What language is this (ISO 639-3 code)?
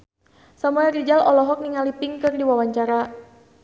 sun